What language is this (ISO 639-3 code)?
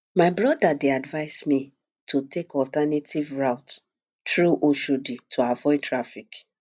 pcm